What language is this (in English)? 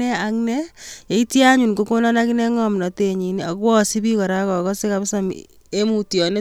Kalenjin